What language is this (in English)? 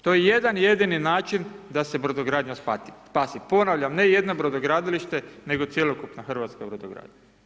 Croatian